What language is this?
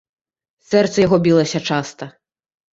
Belarusian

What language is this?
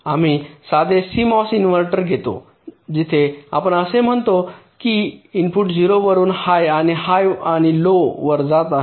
Marathi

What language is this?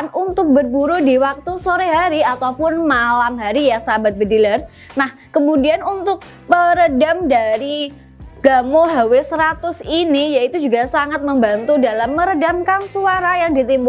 Indonesian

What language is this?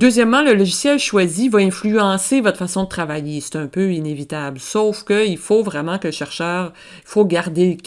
French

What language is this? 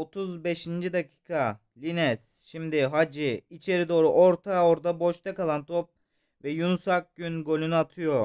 Turkish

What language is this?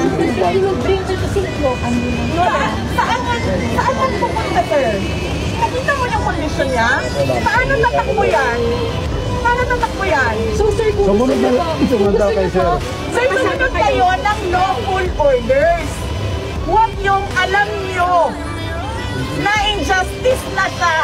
Filipino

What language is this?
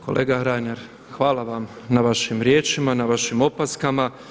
Croatian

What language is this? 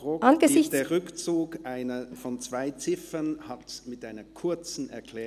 Swiss German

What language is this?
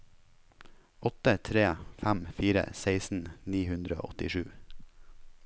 Norwegian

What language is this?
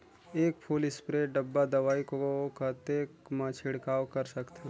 Chhattisgarhi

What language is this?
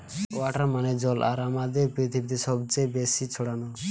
Bangla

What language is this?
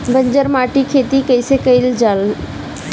Bhojpuri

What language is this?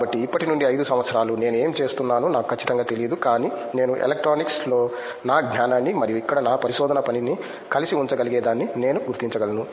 Telugu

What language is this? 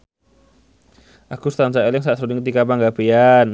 Javanese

